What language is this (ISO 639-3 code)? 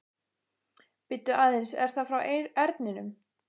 isl